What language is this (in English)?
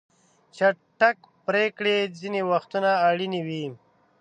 Pashto